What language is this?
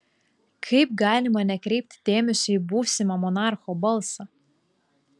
Lithuanian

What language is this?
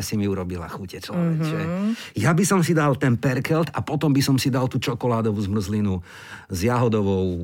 Slovak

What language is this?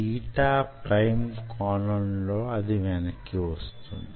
Telugu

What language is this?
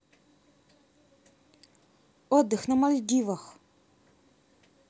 Russian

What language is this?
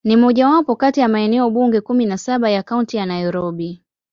Swahili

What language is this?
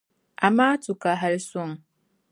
Dagbani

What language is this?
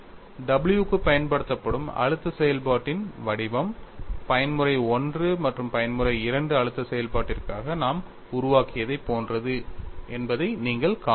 Tamil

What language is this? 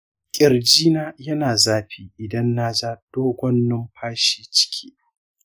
Hausa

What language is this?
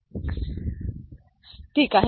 Marathi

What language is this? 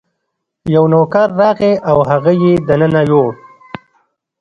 Pashto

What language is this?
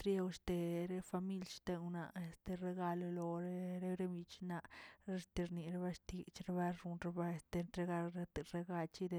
Tilquiapan Zapotec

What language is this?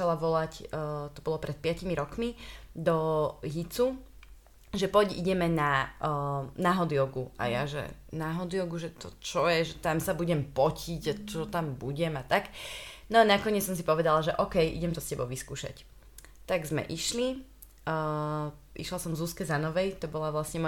Slovak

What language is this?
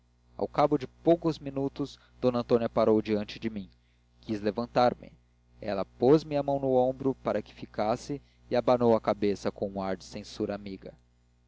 Portuguese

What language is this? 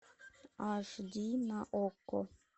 Russian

